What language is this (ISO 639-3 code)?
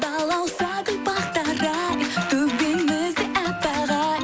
kaz